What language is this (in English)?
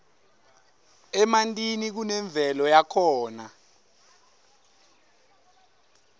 Swati